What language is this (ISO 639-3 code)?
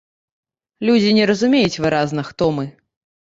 bel